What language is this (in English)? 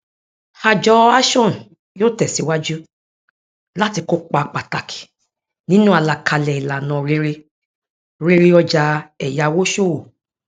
Yoruba